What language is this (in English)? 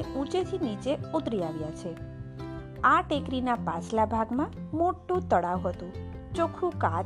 Gujarati